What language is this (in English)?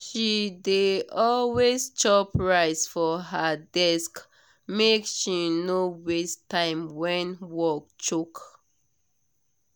Nigerian Pidgin